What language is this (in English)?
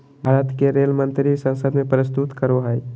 Magahi